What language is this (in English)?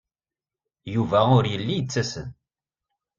Kabyle